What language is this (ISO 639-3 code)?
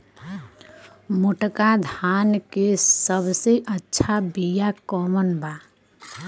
bho